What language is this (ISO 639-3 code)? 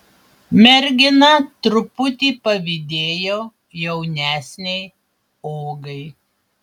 lit